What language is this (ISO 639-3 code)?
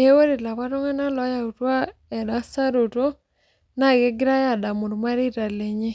mas